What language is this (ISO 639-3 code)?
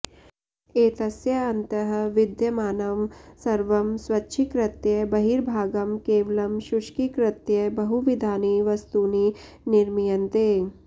san